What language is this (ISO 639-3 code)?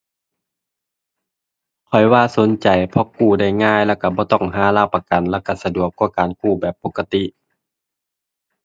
tha